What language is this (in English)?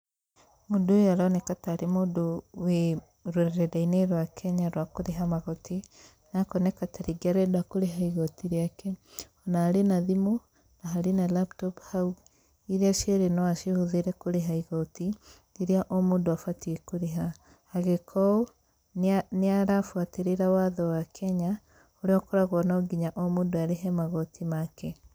Kikuyu